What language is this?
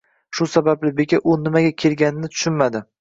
Uzbek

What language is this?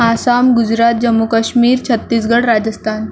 Marathi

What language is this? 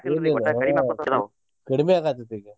Kannada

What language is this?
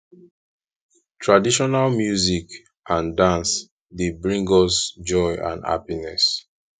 Nigerian Pidgin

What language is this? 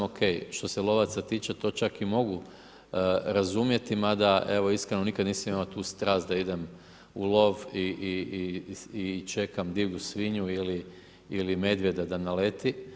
Croatian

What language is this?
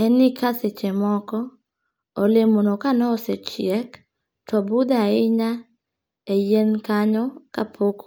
Luo (Kenya and Tanzania)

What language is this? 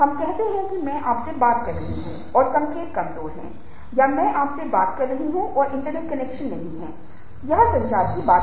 Hindi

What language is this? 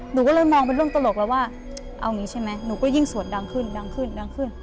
Thai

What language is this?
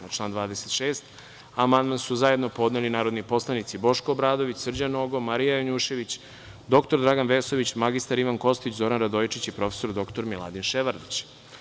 Serbian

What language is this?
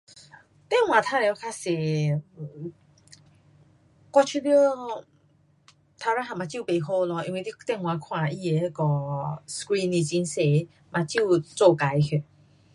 Pu-Xian Chinese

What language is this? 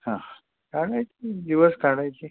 Marathi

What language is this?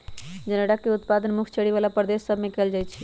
Magahi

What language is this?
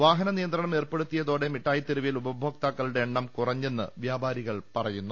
Malayalam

